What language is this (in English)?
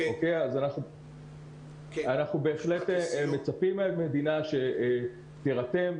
Hebrew